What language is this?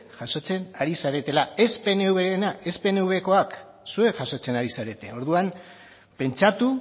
Basque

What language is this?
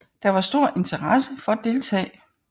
Danish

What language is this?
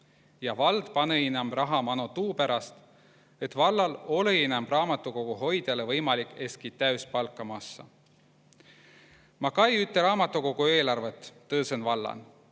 Estonian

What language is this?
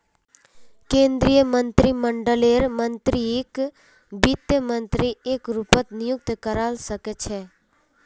Magahi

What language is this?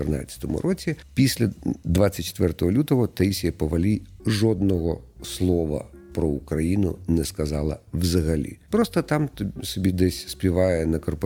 Ukrainian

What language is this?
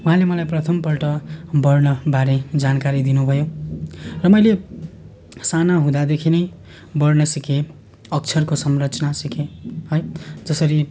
Nepali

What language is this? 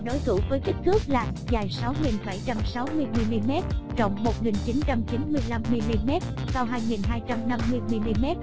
Vietnamese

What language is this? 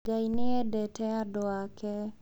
Kikuyu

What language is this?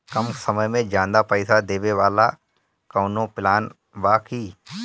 Bhojpuri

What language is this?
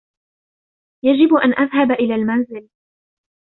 Arabic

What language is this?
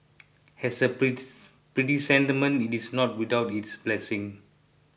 English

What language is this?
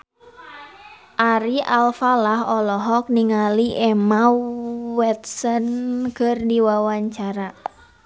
Sundanese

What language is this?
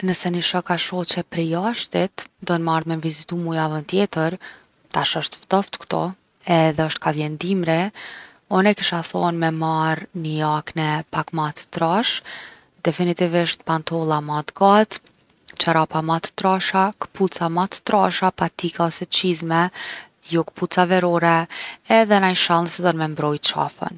Gheg Albanian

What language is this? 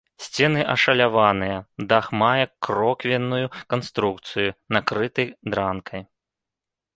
Belarusian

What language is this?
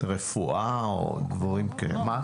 Hebrew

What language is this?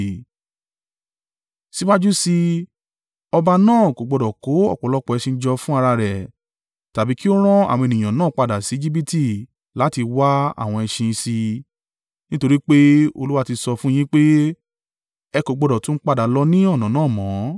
Yoruba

